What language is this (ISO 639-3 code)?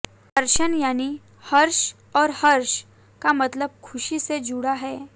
hin